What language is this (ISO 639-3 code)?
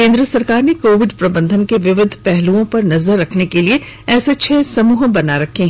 hin